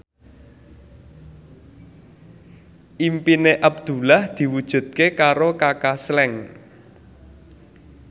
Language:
Javanese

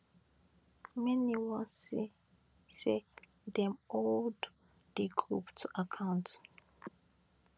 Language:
Nigerian Pidgin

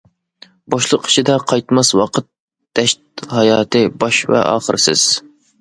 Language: Uyghur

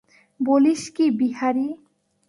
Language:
Bangla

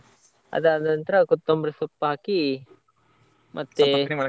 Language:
Kannada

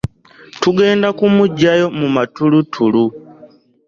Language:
Ganda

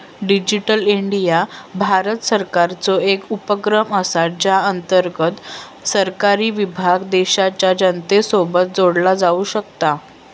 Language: Marathi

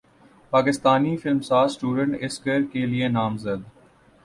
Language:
Urdu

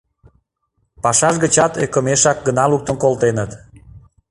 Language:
Mari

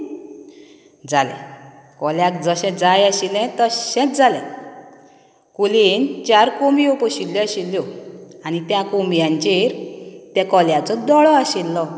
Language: Konkani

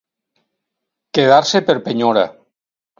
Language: Catalan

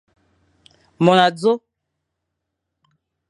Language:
Fang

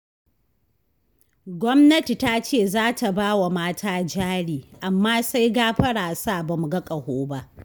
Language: Hausa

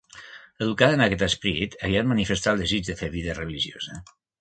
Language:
Catalan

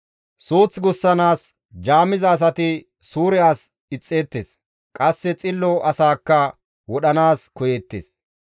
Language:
Gamo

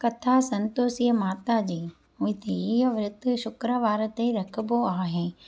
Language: Sindhi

